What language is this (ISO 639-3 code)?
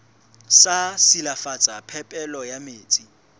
sot